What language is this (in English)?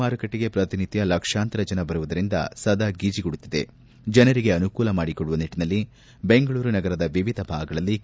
Kannada